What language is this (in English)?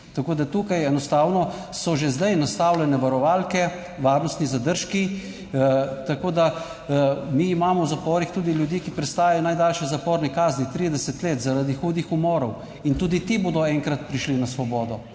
Slovenian